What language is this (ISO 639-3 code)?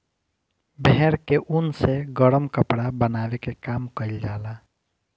bho